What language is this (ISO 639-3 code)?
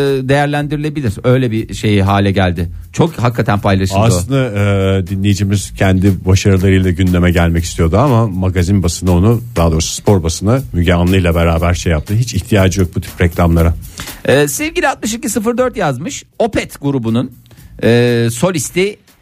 tur